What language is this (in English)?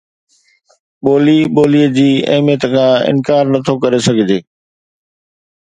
Sindhi